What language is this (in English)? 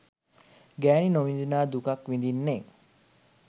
Sinhala